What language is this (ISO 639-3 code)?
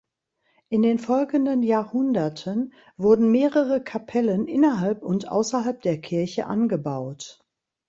deu